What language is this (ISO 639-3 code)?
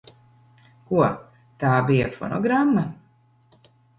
lav